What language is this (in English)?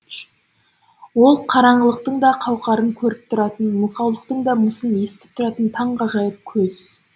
Kazakh